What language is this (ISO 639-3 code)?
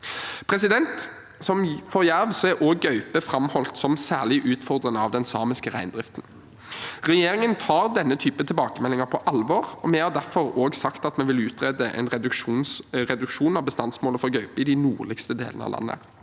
nor